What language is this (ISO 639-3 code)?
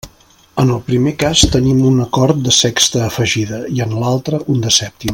cat